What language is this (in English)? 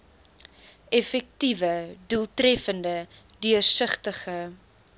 Afrikaans